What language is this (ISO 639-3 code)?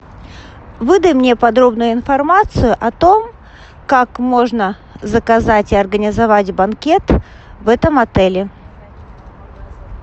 rus